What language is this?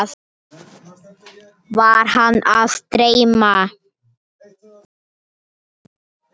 Icelandic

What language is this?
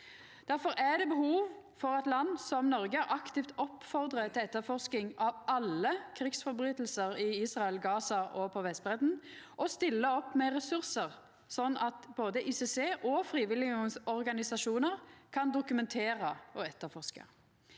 Norwegian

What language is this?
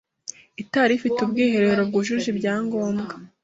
Kinyarwanda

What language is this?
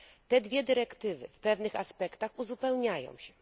Polish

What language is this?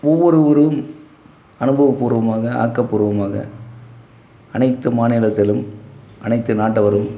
Tamil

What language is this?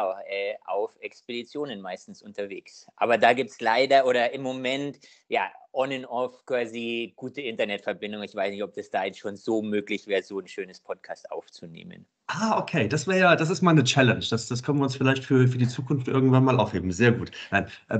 German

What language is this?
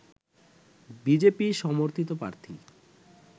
Bangla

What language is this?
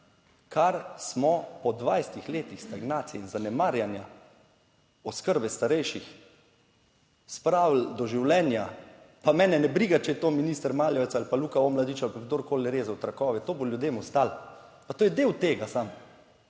Slovenian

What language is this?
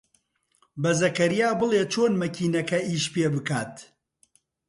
Central Kurdish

